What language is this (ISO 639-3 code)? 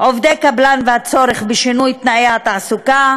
heb